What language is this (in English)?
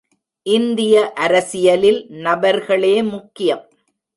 Tamil